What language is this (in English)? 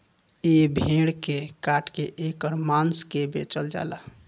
Bhojpuri